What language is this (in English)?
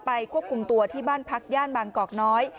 Thai